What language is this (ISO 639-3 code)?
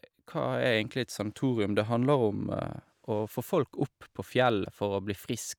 nor